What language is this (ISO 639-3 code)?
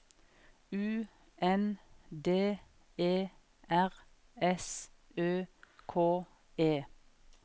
nor